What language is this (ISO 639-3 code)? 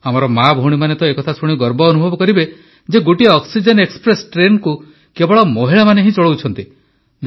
ori